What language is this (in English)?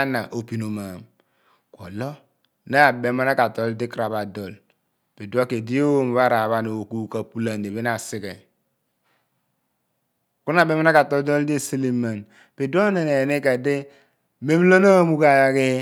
Abua